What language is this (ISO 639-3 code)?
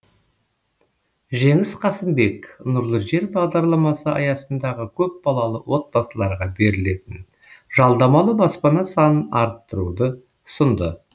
kaz